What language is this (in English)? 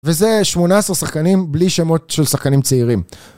Hebrew